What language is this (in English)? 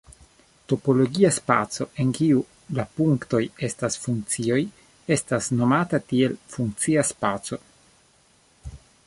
Esperanto